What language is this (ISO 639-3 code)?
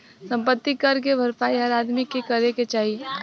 bho